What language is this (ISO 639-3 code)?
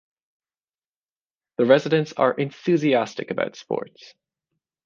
eng